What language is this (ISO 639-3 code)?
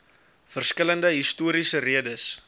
afr